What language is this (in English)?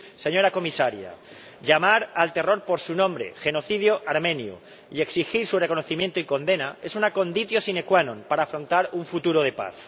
Spanish